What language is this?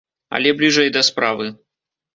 Belarusian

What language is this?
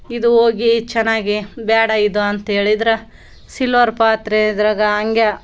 Kannada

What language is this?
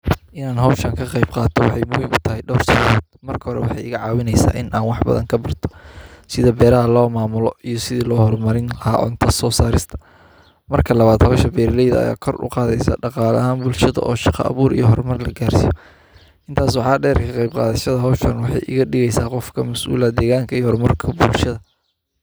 Somali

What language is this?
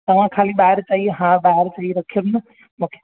Sindhi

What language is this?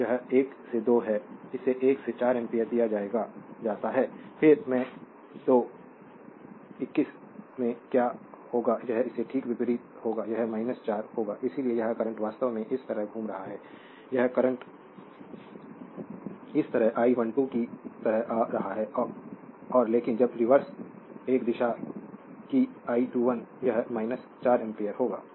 Hindi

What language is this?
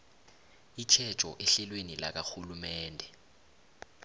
South Ndebele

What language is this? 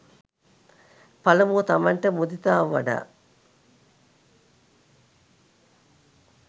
Sinhala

